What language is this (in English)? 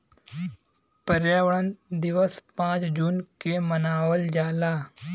Bhojpuri